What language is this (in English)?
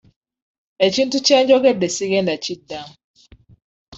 Ganda